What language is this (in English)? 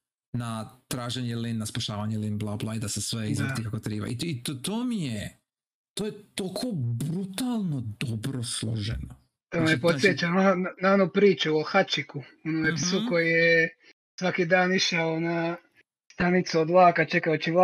Croatian